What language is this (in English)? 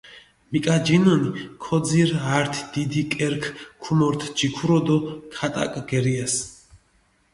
Mingrelian